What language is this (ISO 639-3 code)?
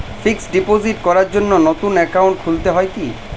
ben